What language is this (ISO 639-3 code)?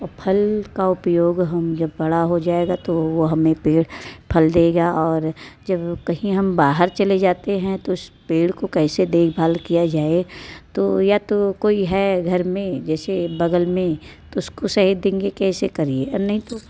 hin